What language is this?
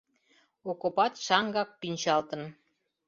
Mari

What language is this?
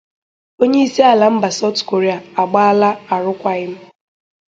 Igbo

